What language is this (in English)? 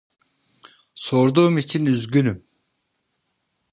Turkish